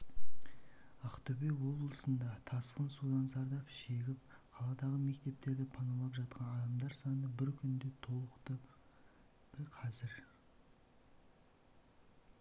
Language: Kazakh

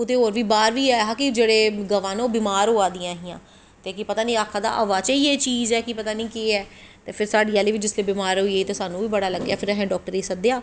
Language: Dogri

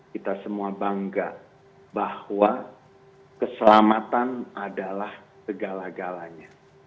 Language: Indonesian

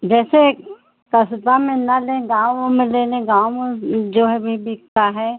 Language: Hindi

